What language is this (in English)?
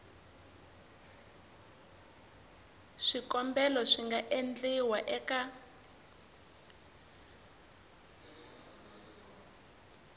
Tsonga